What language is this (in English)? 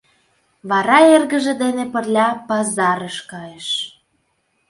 Mari